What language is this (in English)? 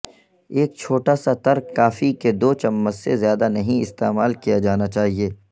Urdu